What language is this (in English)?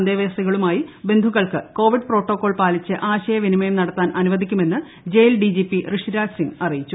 Malayalam